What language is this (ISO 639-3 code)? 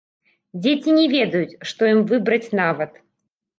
bel